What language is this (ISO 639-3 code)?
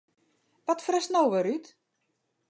fry